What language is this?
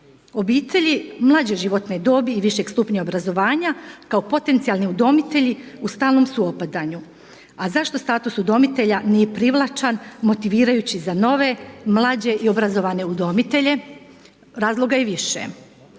Croatian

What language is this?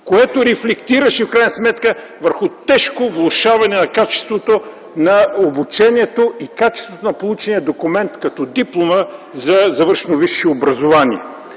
Bulgarian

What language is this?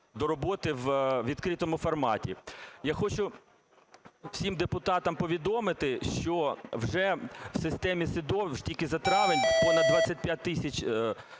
Ukrainian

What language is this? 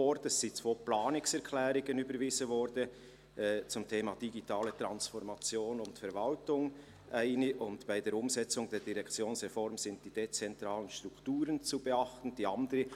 Swiss German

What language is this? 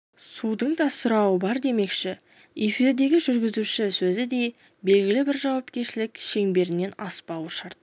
Kazakh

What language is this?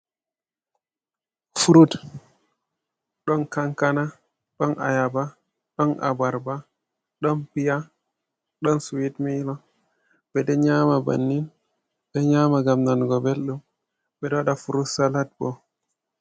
Fula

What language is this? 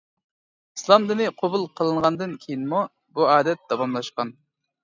Uyghur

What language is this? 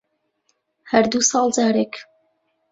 Central Kurdish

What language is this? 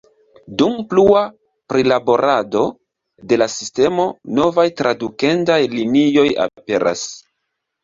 Esperanto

